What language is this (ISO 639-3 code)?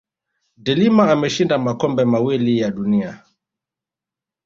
swa